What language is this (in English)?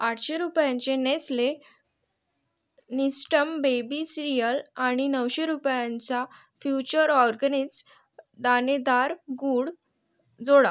Marathi